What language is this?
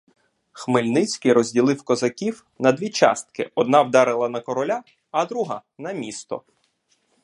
Ukrainian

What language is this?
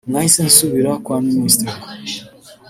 Kinyarwanda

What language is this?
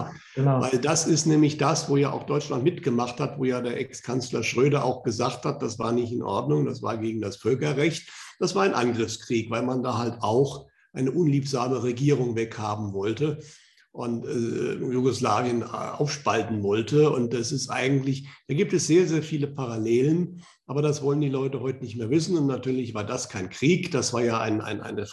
German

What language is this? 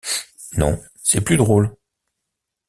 French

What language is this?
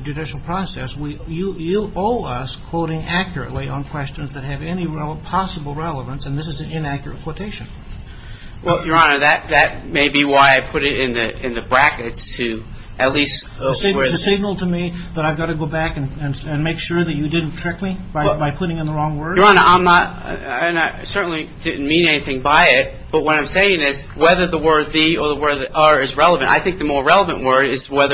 English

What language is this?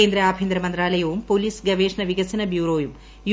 Malayalam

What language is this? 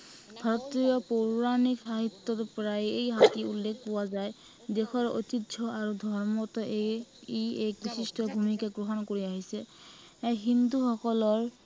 Assamese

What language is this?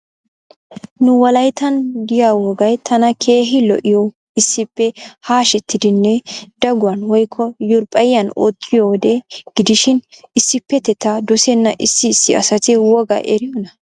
Wolaytta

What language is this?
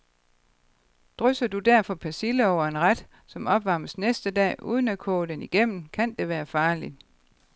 Danish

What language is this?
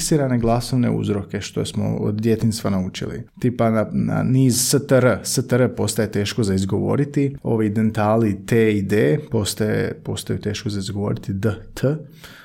Croatian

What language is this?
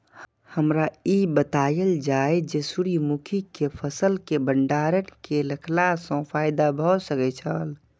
Maithili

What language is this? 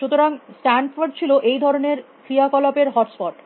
Bangla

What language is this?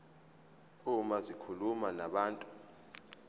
Zulu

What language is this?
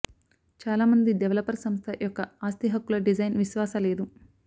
Telugu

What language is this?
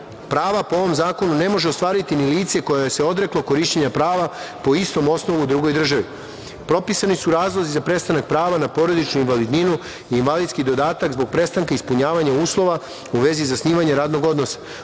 Serbian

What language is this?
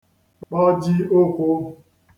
Igbo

